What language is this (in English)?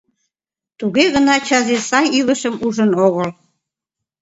Mari